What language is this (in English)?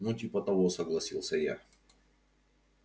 Russian